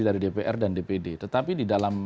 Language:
Indonesian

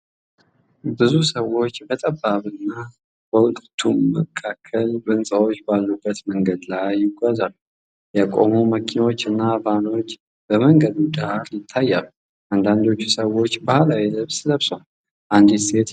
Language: Amharic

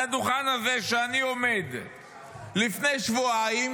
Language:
Hebrew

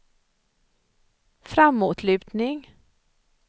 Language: Swedish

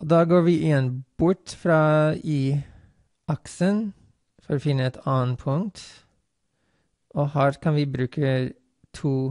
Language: Norwegian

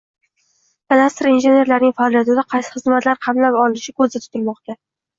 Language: Uzbek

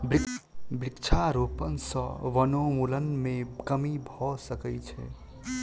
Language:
Maithili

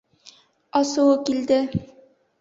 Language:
Bashkir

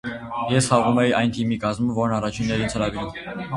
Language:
Armenian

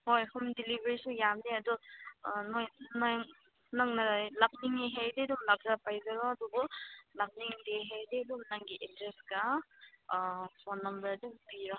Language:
Manipuri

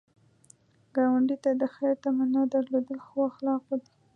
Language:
Pashto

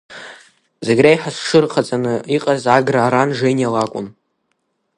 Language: Abkhazian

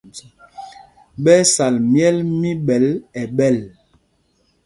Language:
Mpumpong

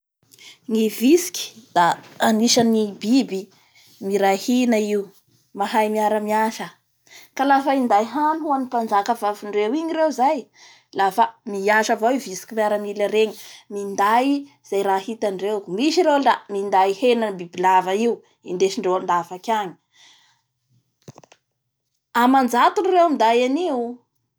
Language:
Bara Malagasy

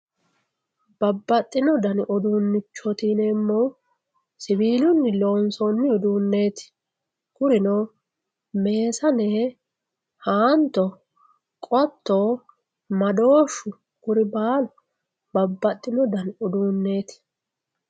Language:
Sidamo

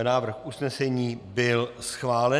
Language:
Czech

